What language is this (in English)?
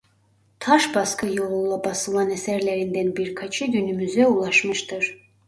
Turkish